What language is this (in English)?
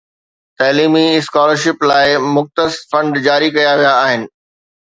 Sindhi